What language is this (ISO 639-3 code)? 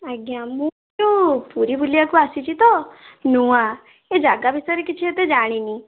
ori